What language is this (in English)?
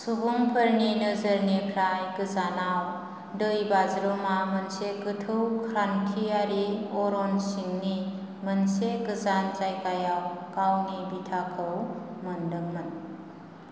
Bodo